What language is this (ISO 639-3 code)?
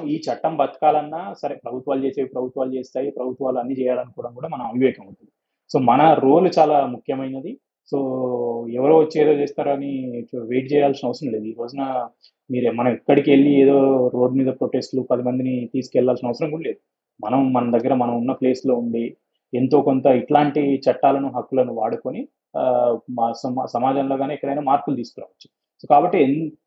tel